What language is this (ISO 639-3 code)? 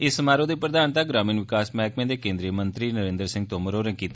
doi